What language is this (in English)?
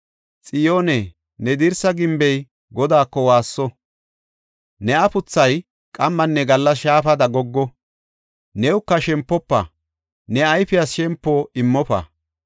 Gofa